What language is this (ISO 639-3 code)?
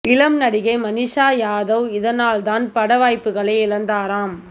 tam